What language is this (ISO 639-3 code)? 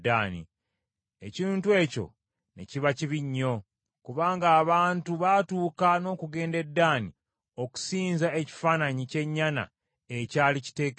lug